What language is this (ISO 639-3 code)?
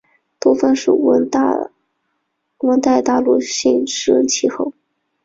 zho